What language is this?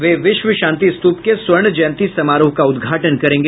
Hindi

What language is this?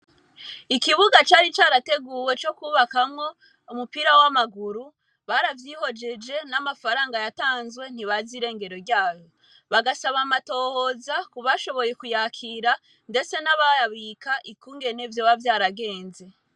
Rundi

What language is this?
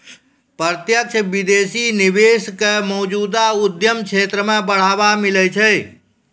Maithili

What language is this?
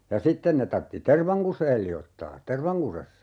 Finnish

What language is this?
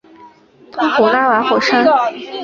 Chinese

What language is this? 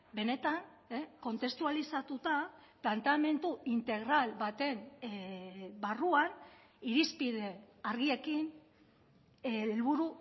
Basque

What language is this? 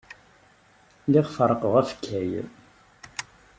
Kabyle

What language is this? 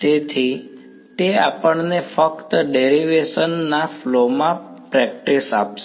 Gujarati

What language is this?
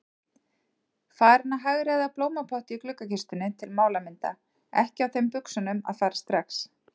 Icelandic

